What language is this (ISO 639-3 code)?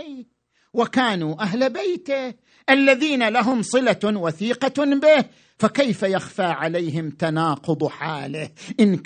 ara